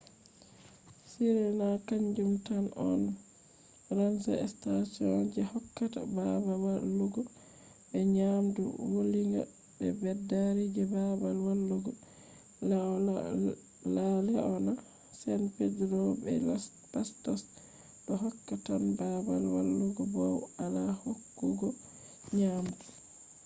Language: Fula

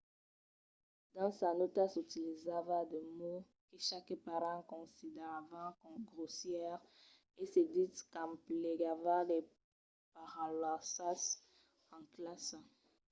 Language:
Occitan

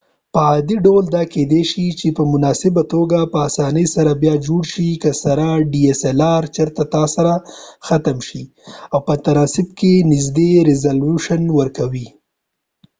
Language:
Pashto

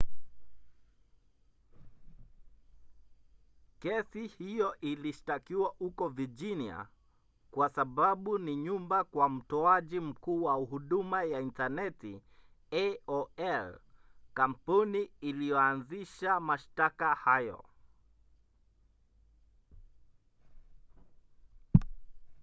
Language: Swahili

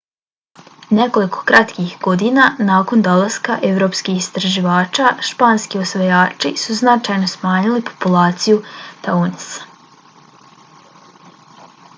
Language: Bosnian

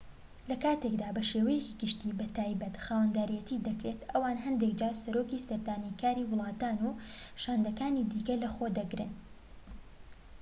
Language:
Central Kurdish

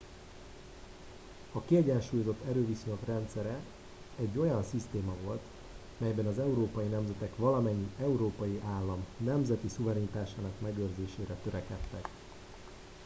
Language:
Hungarian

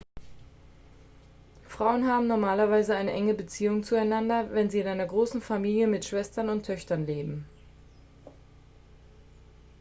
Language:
German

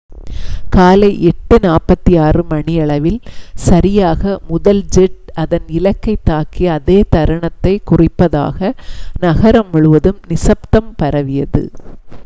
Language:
Tamil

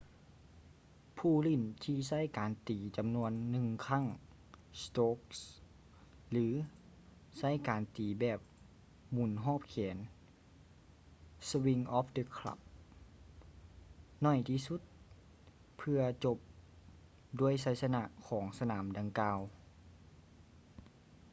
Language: Lao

